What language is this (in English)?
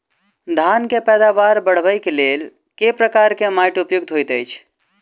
Maithili